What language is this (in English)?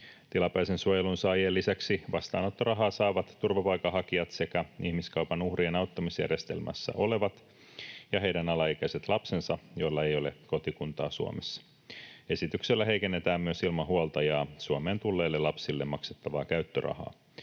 Finnish